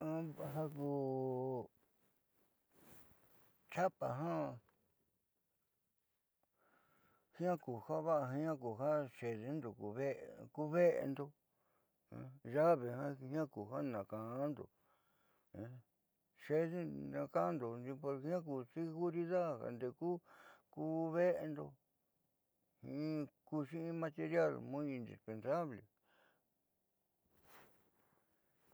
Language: Southeastern Nochixtlán Mixtec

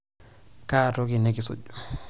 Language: Masai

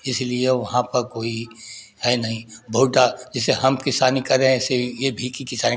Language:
Hindi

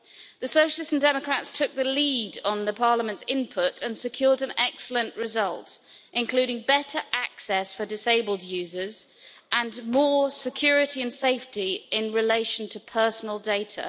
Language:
English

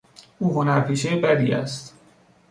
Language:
Persian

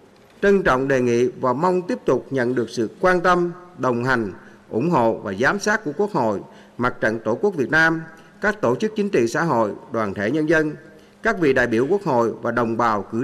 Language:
Vietnamese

